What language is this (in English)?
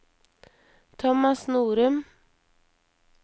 Norwegian